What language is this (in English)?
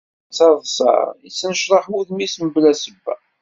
Kabyle